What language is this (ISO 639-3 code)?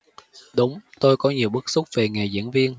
vie